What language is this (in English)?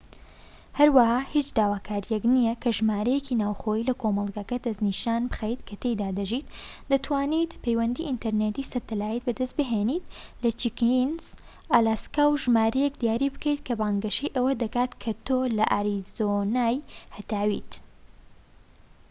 Central Kurdish